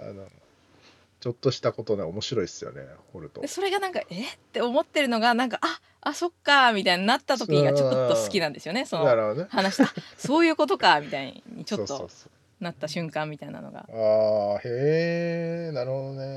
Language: Japanese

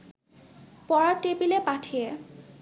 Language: Bangla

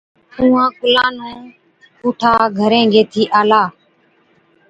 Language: Od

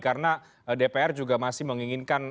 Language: Indonesian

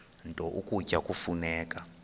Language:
Xhosa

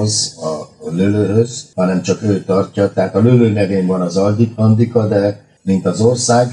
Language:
Hungarian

